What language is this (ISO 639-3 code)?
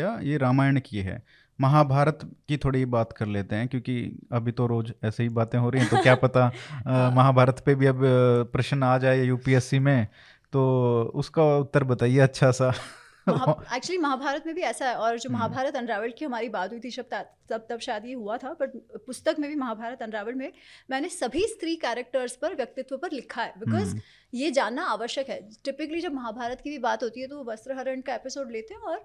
hin